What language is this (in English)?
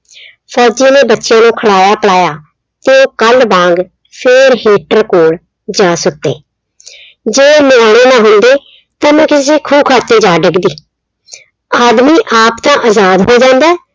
Punjabi